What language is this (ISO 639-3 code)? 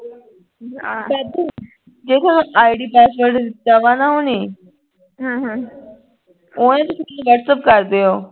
pan